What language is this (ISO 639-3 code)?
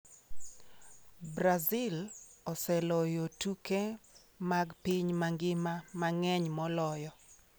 luo